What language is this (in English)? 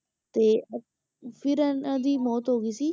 Punjabi